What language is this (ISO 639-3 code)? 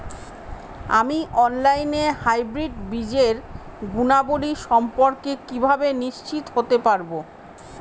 ben